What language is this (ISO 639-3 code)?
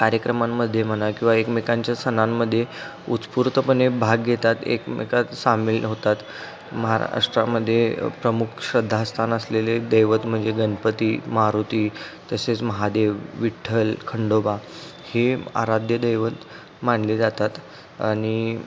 mar